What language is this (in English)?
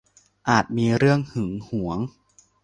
Thai